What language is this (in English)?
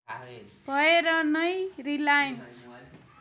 Nepali